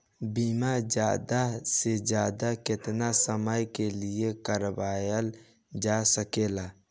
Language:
Bhojpuri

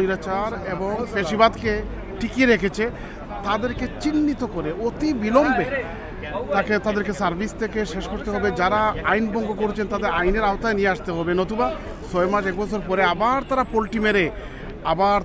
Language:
Bangla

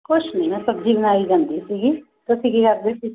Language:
Punjabi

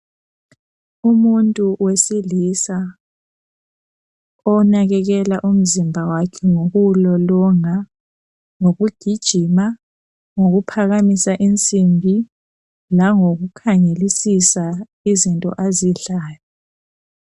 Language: North Ndebele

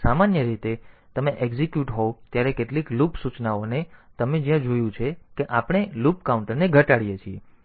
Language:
Gujarati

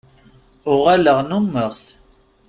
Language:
Kabyle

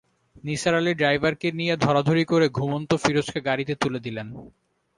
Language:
Bangla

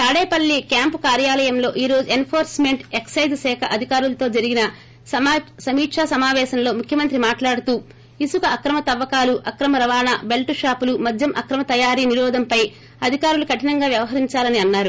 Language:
Telugu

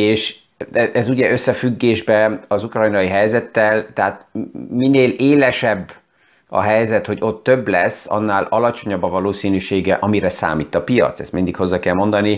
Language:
Hungarian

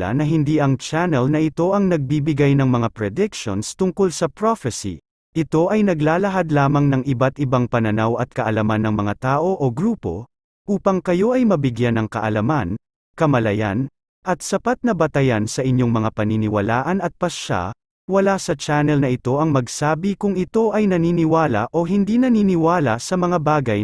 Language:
Filipino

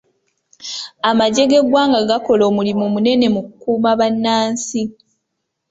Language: Ganda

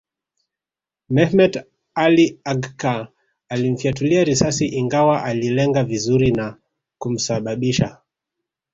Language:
Swahili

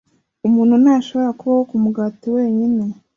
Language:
Kinyarwanda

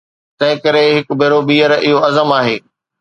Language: Sindhi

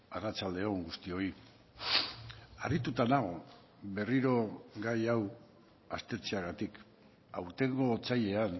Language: Basque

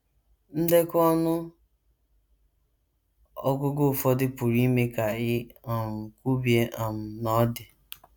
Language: Igbo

